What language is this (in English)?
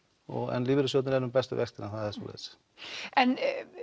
Icelandic